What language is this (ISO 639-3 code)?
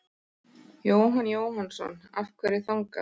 isl